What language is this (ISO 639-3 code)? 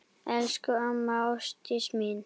isl